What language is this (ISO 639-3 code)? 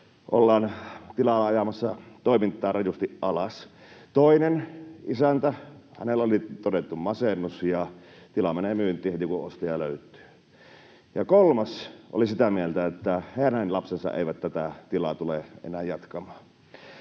fin